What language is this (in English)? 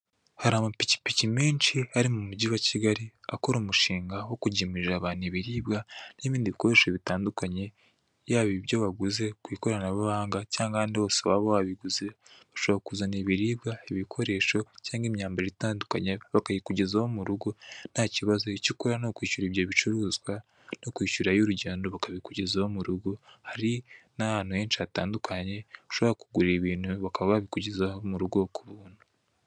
Kinyarwanda